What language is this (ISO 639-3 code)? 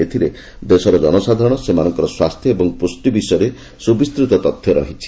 ori